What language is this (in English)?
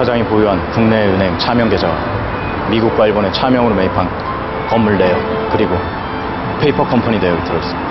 Korean